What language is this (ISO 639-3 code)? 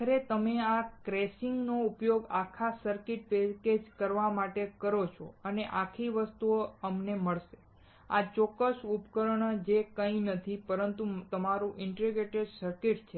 guj